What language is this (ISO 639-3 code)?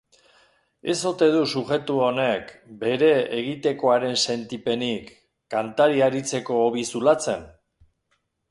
eus